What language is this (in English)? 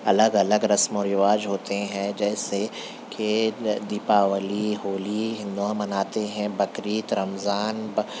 Urdu